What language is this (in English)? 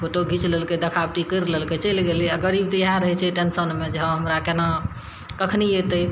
Maithili